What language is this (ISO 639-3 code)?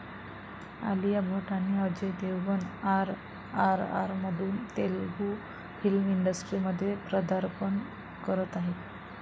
mar